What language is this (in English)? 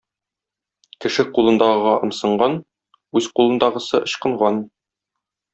Tatar